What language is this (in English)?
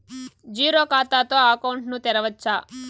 Telugu